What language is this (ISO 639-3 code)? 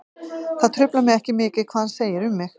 isl